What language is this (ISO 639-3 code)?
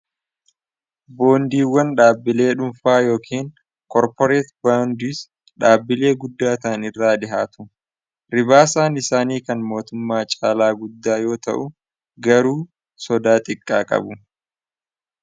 orm